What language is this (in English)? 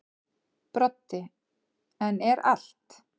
Icelandic